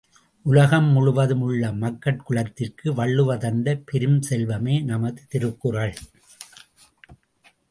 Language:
Tamil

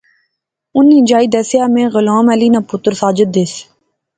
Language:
Pahari-Potwari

